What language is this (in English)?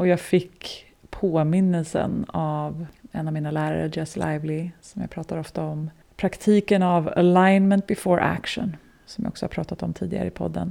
Swedish